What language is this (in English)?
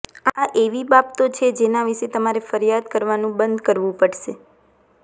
Gujarati